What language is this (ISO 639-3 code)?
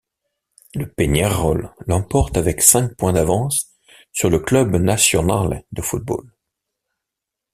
fra